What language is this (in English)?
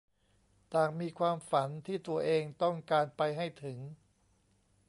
Thai